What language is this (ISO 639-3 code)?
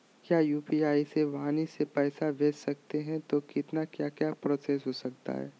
mag